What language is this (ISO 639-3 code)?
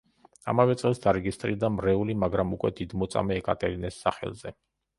kat